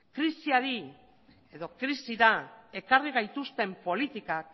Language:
Basque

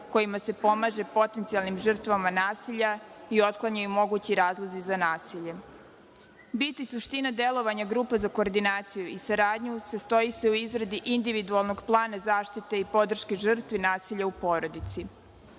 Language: Serbian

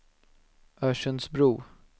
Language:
Swedish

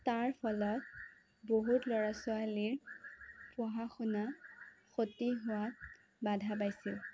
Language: Assamese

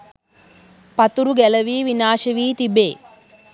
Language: Sinhala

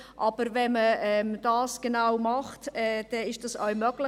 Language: Swiss German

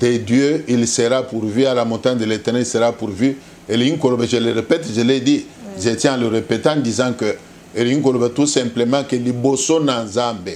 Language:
French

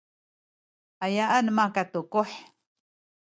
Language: Sakizaya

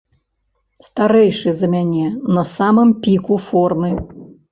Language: Belarusian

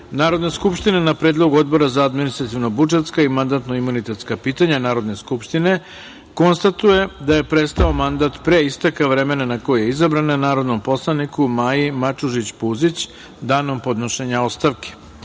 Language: Serbian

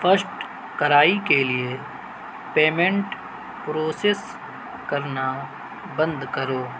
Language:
Urdu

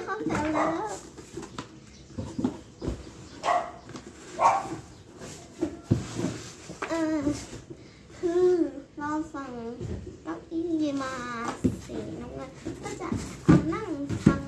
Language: Thai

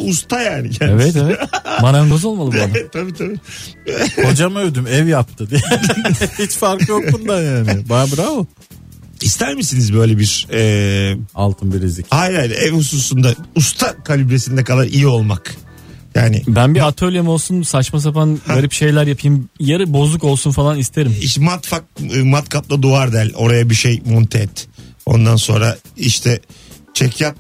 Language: Turkish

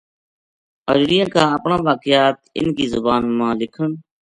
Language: Gujari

